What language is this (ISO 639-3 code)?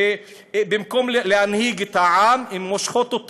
heb